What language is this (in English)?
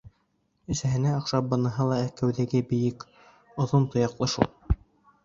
Bashkir